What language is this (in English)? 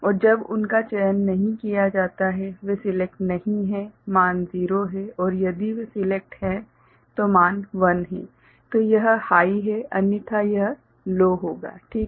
Hindi